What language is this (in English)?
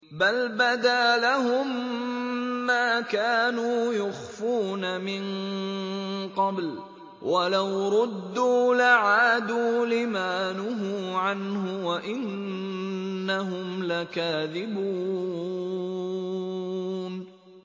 Arabic